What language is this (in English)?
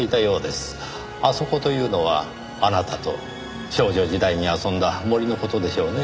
Japanese